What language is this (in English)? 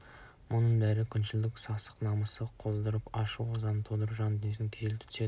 Kazakh